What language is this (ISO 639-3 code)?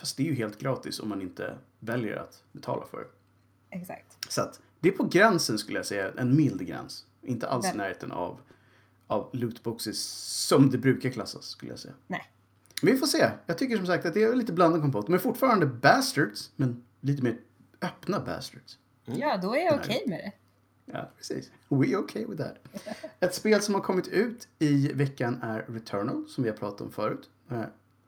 swe